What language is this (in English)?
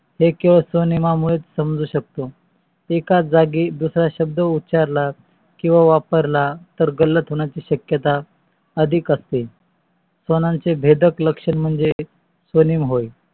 Marathi